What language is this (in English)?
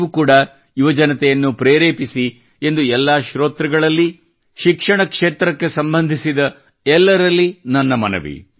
Kannada